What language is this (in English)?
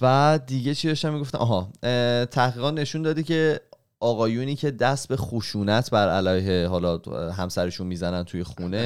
Persian